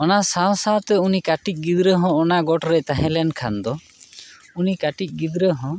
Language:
Santali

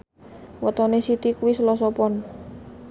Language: Javanese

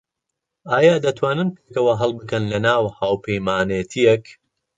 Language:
Central Kurdish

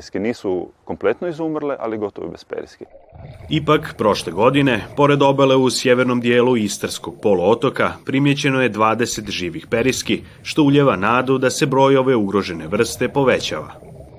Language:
Croatian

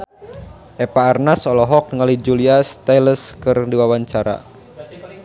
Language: Sundanese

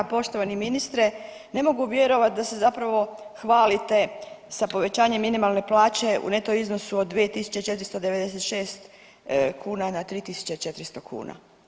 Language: Croatian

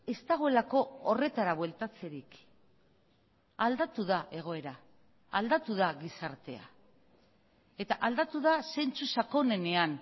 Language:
Basque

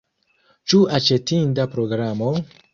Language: Esperanto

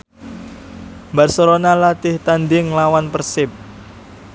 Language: Javanese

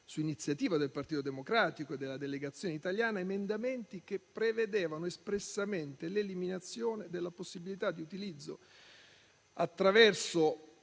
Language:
Italian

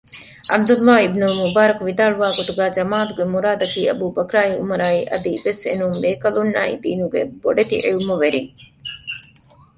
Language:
Divehi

